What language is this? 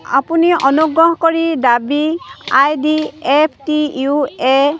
Assamese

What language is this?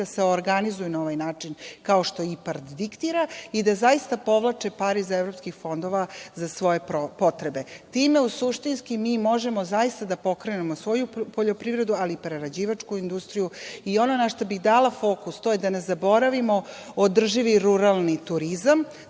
Serbian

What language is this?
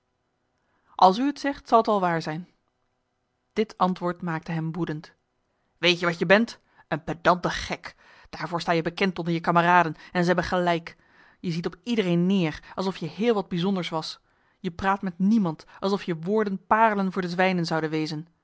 Dutch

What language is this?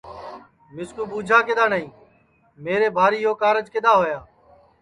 Sansi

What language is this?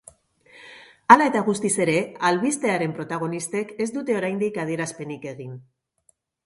Basque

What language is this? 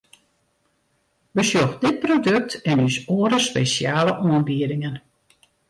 Western Frisian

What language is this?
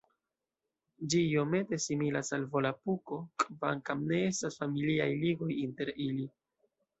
Esperanto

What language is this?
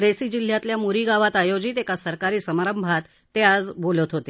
Marathi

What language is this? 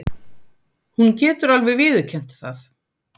Icelandic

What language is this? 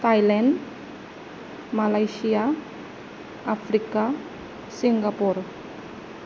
Bodo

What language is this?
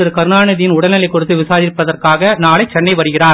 Tamil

